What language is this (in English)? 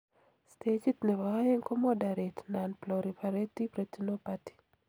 Kalenjin